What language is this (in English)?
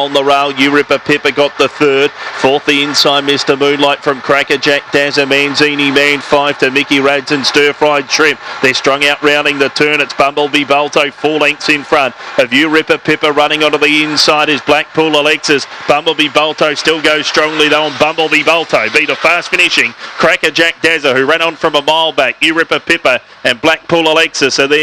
English